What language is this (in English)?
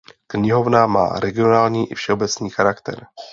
Czech